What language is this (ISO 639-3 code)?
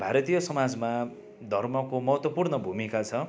nep